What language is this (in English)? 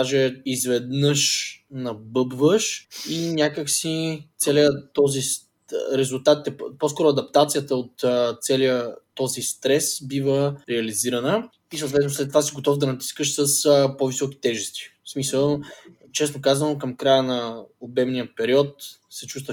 Bulgarian